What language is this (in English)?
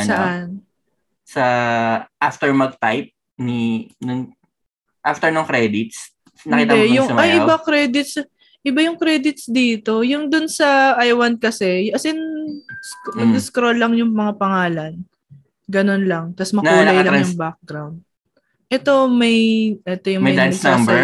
Filipino